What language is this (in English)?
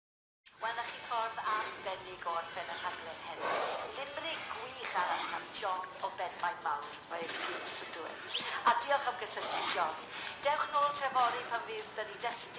Welsh